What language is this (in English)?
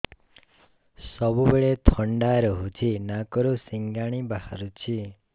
Odia